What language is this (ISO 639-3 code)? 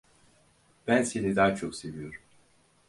tur